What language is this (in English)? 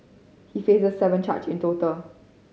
English